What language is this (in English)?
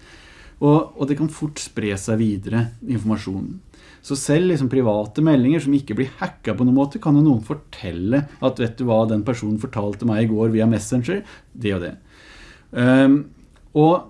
Norwegian